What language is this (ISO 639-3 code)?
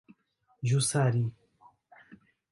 por